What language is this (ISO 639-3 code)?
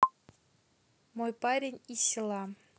rus